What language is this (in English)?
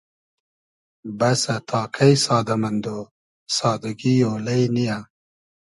Hazaragi